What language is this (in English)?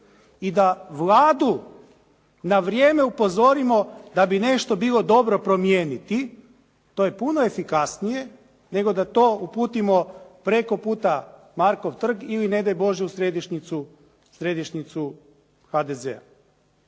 Croatian